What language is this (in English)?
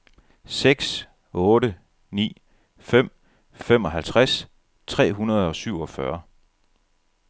Danish